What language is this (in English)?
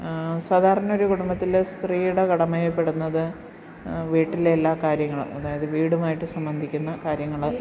Malayalam